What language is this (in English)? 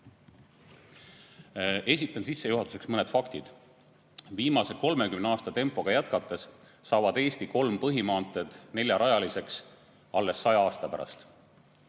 Estonian